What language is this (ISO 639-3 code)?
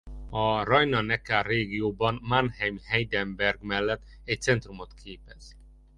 hun